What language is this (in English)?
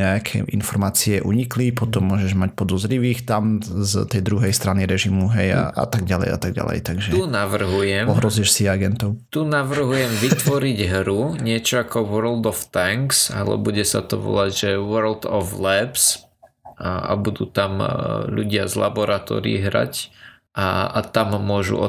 Slovak